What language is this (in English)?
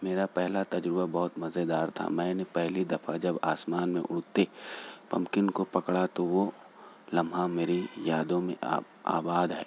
Urdu